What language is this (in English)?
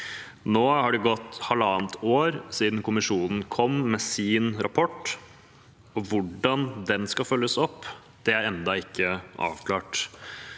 Norwegian